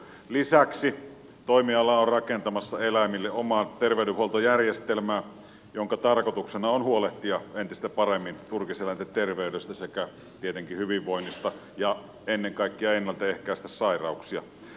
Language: Finnish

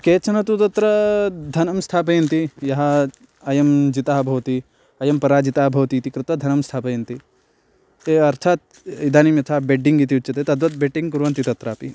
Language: Sanskrit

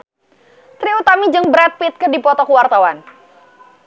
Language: Sundanese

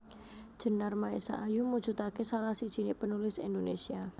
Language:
Javanese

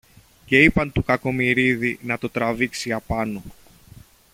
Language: Greek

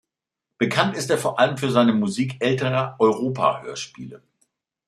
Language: German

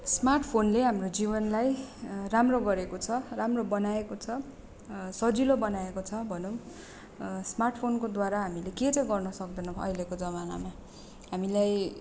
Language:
Nepali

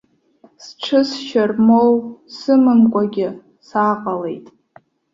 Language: Abkhazian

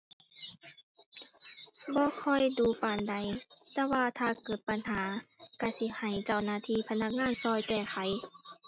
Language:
Thai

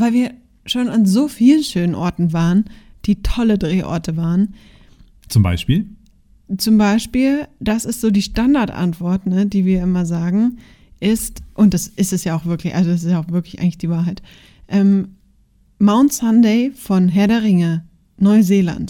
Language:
German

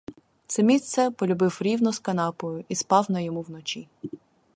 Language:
Ukrainian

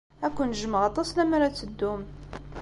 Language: Kabyle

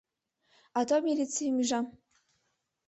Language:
Mari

